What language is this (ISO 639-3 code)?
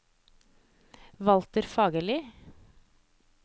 nor